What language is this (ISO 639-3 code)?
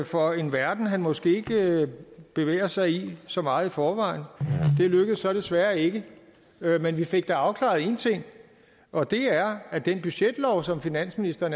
dan